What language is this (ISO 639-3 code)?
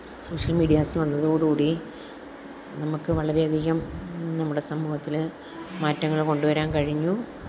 mal